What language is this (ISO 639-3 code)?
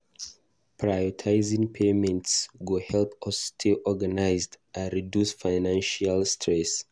pcm